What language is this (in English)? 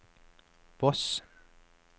Norwegian